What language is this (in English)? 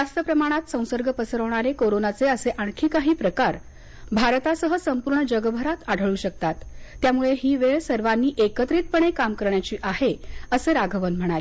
Marathi